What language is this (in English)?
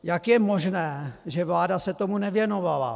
Czech